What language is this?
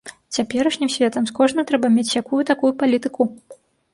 Belarusian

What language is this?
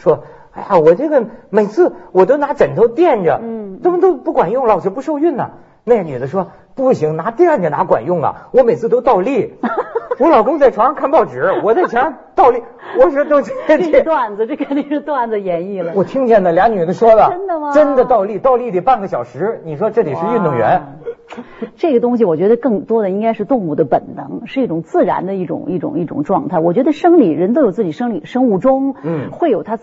Chinese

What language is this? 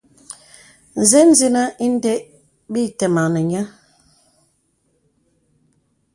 Bebele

